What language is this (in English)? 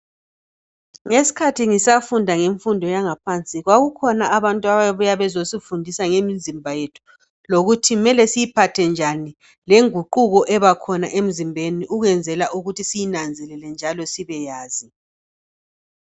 North Ndebele